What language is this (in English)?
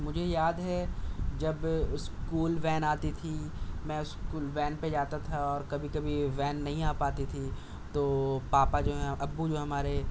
Urdu